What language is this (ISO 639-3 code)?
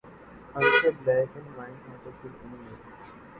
urd